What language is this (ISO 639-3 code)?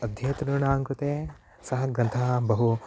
san